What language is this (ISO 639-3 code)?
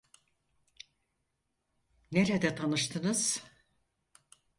tur